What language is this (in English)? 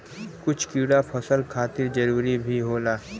Bhojpuri